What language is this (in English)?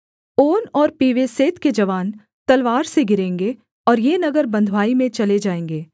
Hindi